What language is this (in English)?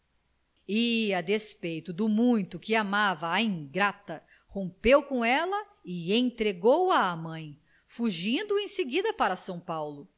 Portuguese